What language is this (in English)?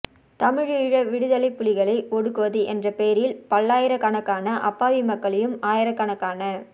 Tamil